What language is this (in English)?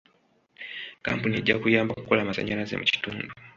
Ganda